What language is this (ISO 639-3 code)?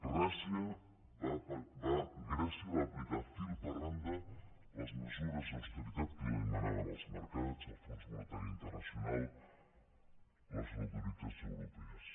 cat